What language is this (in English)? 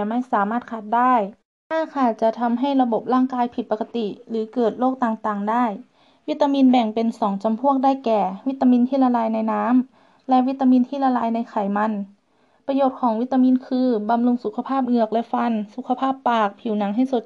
Thai